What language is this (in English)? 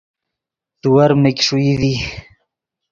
Yidgha